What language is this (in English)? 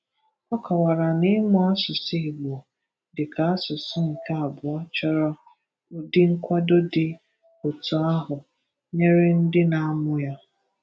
Igbo